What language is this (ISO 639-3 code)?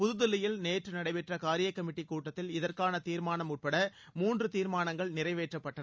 tam